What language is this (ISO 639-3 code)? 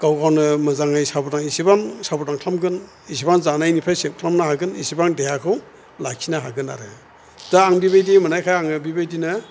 brx